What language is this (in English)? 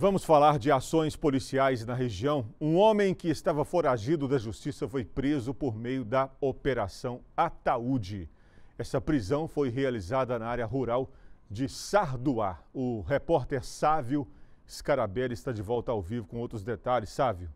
Portuguese